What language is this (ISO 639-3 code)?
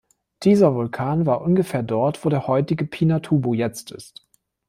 deu